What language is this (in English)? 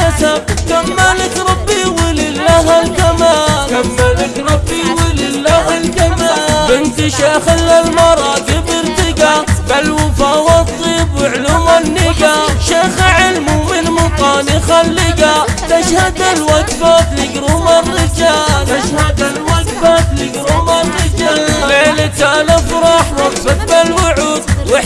Arabic